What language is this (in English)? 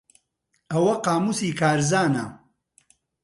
Central Kurdish